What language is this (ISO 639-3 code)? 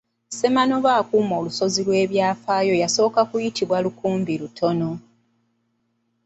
lug